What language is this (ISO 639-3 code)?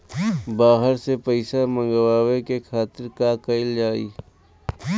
bho